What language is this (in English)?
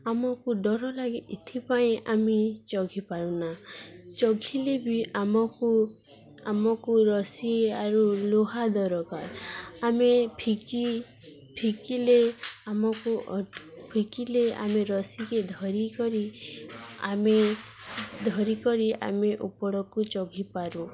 Odia